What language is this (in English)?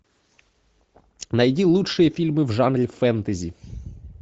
Russian